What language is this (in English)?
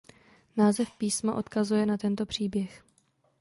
Czech